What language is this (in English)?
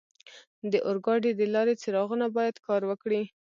Pashto